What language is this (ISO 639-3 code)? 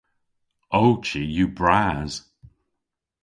cor